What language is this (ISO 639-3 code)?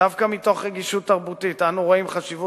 heb